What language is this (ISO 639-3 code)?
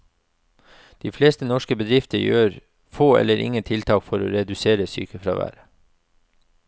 nor